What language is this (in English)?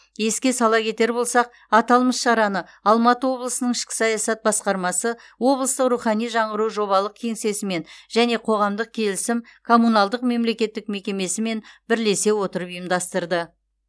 Kazakh